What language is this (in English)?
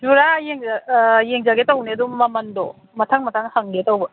Manipuri